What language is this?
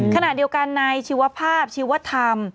Thai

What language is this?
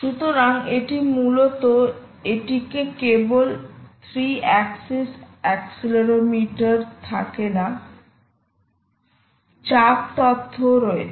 Bangla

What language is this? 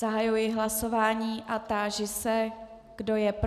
Czech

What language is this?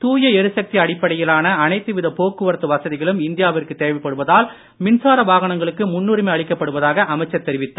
Tamil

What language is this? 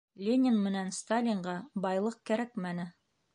Bashkir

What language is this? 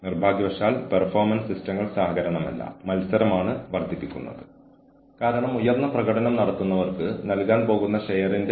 Malayalam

